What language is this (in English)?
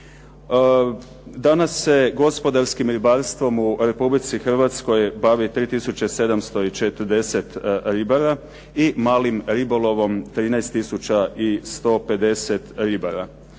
Croatian